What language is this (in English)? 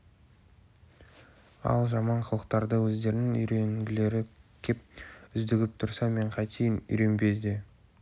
Kazakh